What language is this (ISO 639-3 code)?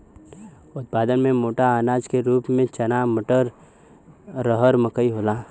bho